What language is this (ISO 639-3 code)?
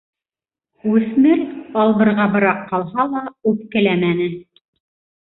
bak